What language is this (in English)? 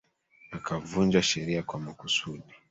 Swahili